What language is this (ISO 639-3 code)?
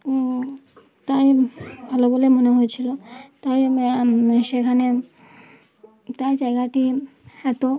ben